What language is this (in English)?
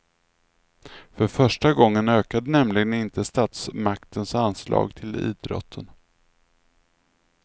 Swedish